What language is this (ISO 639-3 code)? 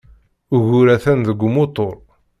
kab